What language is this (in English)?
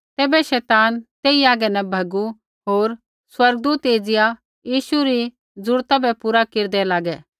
Kullu Pahari